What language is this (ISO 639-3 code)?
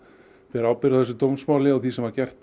isl